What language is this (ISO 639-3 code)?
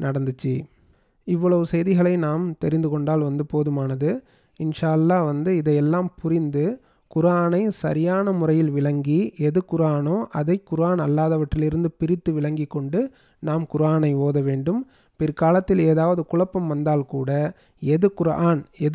tam